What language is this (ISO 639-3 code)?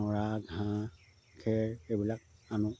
asm